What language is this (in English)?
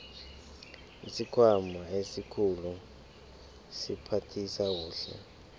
South Ndebele